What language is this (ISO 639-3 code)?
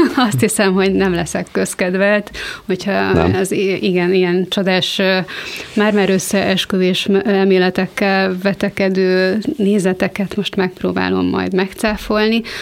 hun